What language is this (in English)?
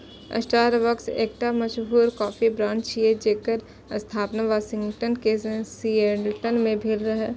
Maithili